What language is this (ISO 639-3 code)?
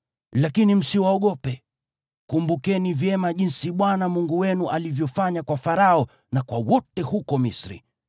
swa